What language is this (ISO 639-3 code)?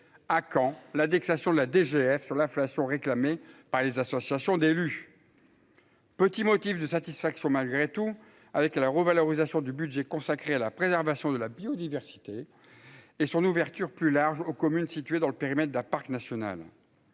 fra